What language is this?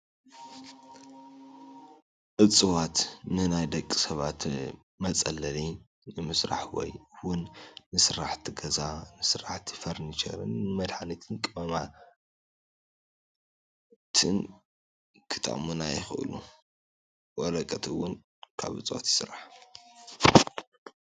Tigrinya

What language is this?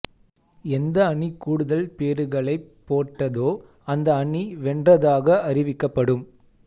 Tamil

